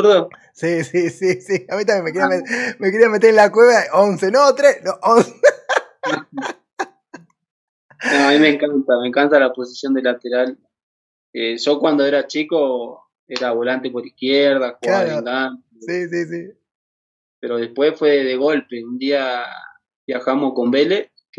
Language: Spanish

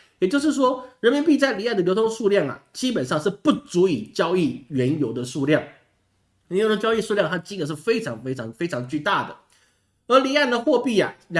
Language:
Chinese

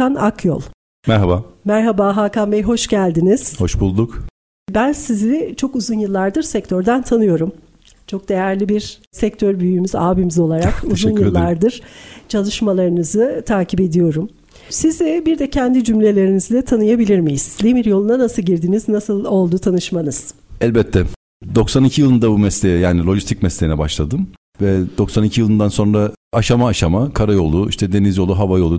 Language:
Turkish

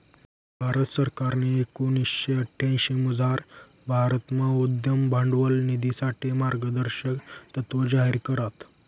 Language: Marathi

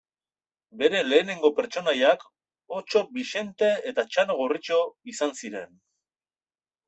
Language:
Basque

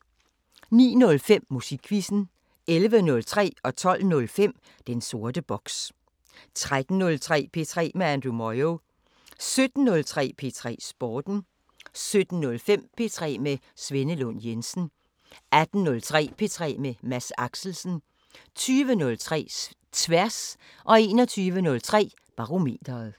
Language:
Danish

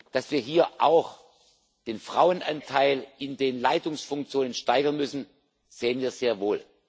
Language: German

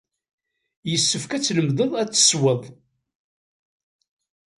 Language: Kabyle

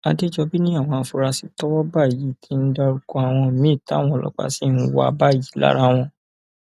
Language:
Yoruba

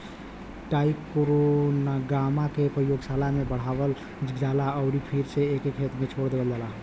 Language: Bhojpuri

